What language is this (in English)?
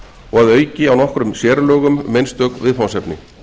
Icelandic